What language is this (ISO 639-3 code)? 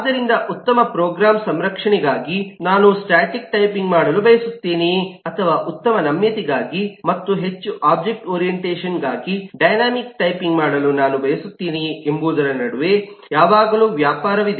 kan